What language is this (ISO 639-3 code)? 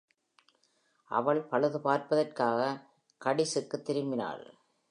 tam